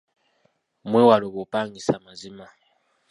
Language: Ganda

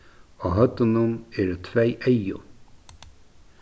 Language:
Faroese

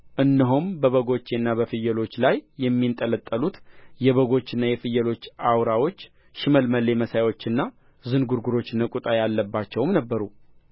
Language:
Amharic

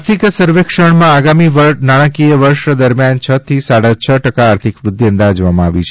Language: Gujarati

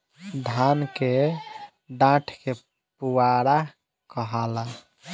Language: Bhojpuri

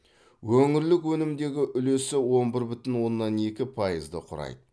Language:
Kazakh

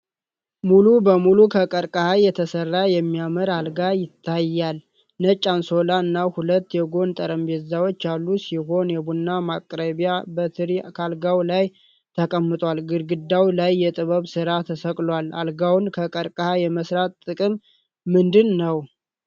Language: Amharic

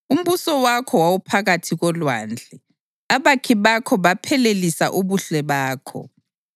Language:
North Ndebele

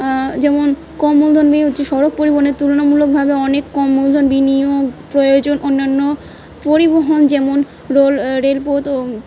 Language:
Bangla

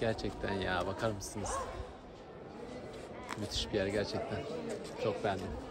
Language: Turkish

